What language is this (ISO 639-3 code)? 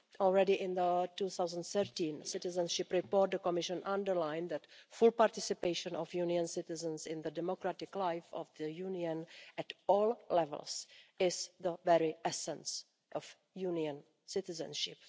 eng